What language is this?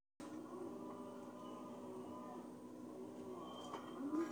Luo (Kenya and Tanzania)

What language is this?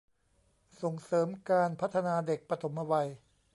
Thai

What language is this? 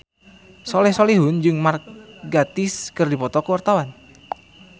Sundanese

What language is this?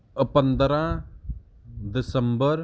Punjabi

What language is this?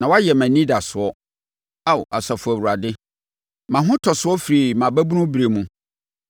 Akan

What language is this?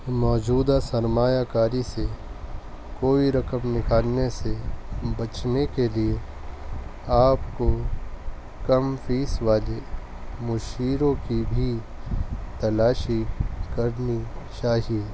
Urdu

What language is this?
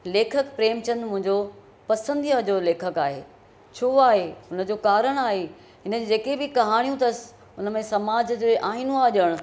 Sindhi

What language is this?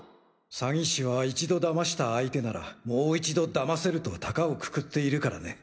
Japanese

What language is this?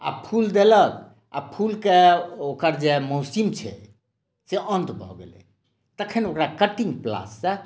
Maithili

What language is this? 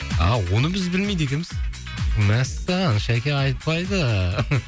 Kazakh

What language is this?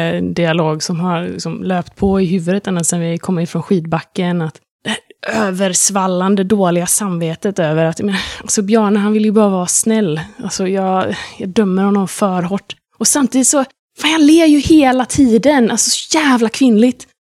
Swedish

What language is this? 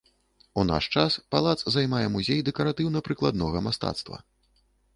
Belarusian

